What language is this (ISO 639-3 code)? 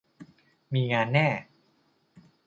tha